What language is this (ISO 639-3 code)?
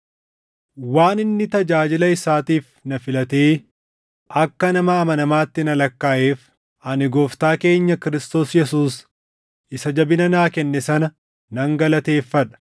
orm